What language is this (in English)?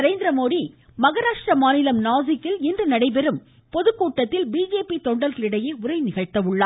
Tamil